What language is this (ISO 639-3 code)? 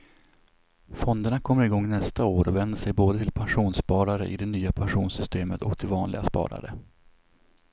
swe